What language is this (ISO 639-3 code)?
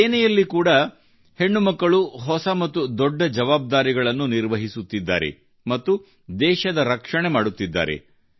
kan